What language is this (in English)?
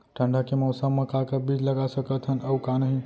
Chhattisgarhi